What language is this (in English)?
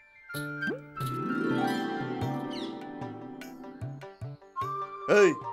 Indonesian